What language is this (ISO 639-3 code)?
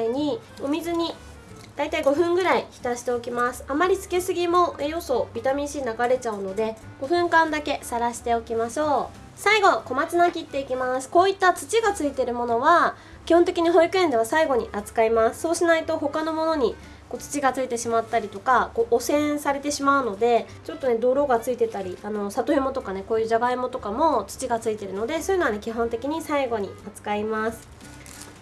jpn